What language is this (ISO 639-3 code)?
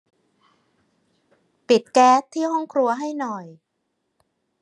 tha